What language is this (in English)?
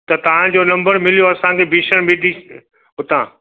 Sindhi